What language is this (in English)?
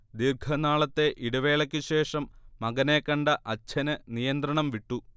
Malayalam